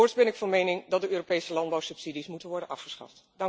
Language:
Dutch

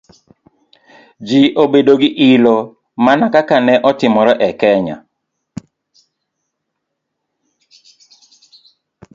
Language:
Luo (Kenya and Tanzania)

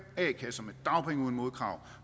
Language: Danish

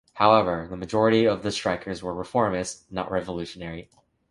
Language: English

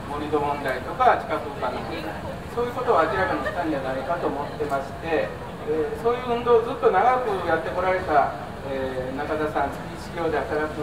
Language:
Japanese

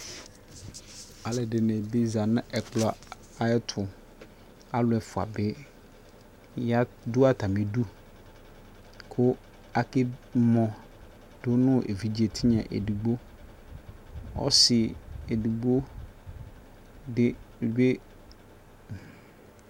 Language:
Ikposo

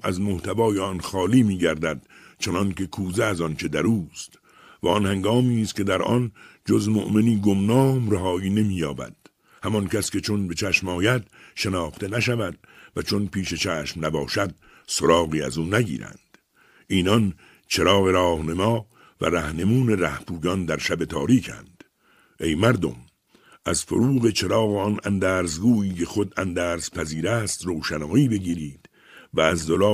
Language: Persian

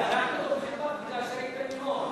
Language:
Hebrew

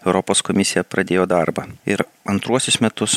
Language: Lithuanian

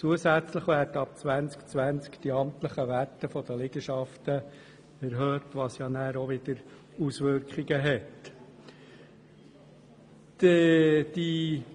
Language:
Swiss German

